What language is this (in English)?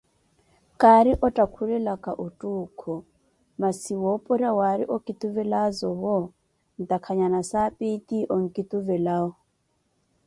Koti